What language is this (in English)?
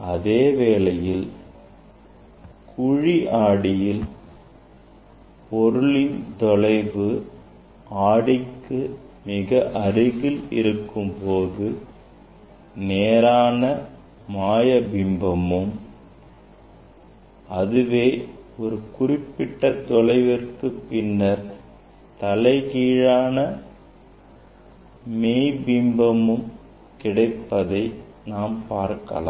Tamil